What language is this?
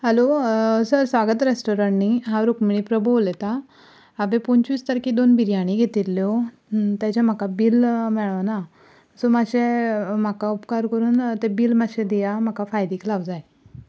Konkani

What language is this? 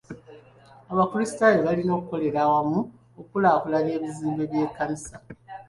Ganda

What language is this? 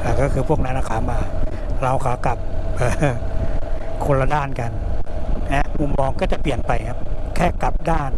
Thai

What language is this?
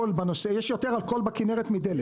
Hebrew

